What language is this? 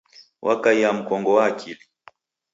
Taita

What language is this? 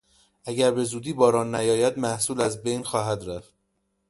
Persian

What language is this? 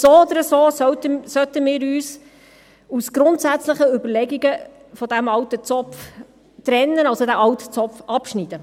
Swiss German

